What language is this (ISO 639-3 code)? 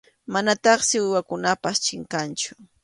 qxu